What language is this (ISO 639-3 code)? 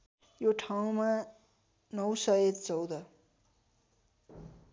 nep